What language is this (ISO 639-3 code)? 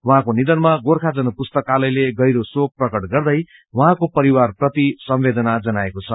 nep